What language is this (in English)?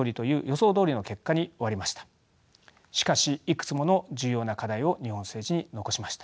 Japanese